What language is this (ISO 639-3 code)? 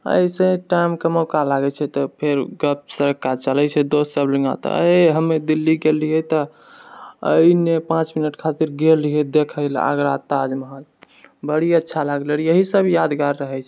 mai